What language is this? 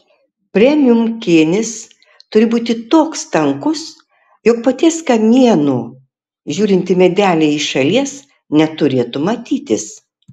Lithuanian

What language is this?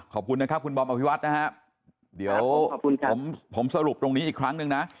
Thai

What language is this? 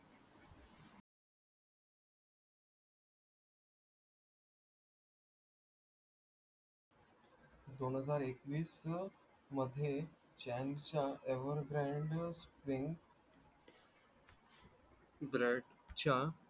Marathi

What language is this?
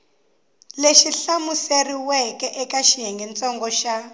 Tsonga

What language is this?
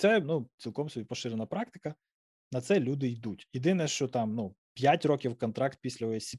Ukrainian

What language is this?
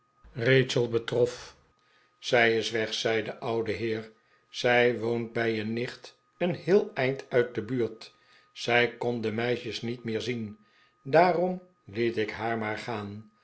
Dutch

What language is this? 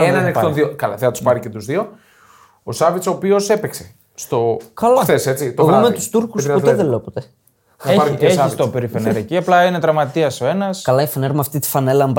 Greek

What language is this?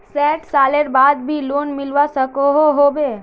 Magahi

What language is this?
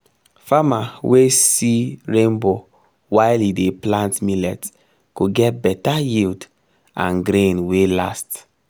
Nigerian Pidgin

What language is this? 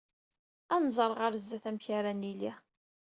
Kabyle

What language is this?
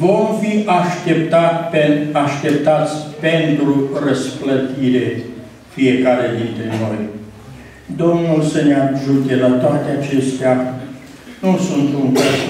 Romanian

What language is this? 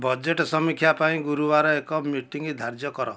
Odia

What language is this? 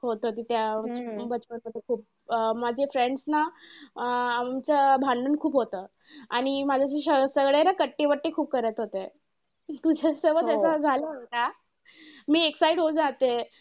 Marathi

